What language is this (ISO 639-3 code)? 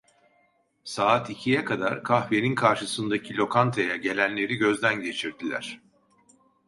tur